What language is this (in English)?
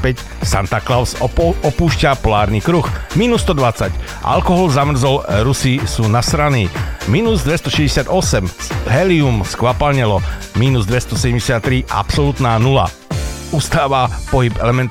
Slovak